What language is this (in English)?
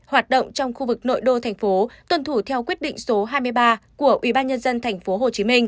Vietnamese